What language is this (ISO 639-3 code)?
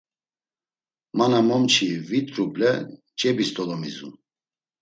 lzz